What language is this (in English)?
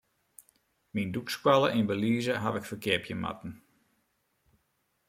Western Frisian